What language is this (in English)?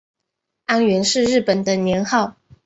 Chinese